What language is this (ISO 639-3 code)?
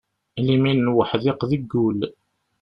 kab